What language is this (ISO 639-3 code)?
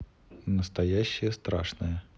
rus